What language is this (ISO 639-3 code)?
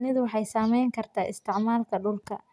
som